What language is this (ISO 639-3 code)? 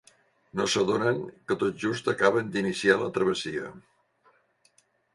cat